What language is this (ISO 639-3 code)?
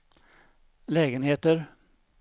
swe